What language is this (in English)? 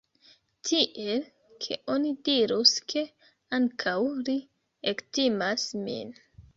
Esperanto